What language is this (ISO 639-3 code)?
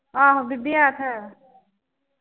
pan